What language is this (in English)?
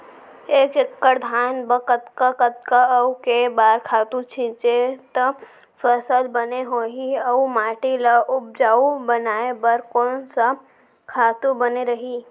Chhattisgarhi